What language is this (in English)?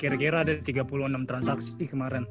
Indonesian